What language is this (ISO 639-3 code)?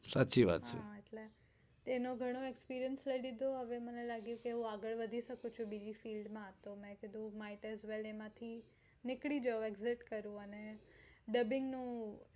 guj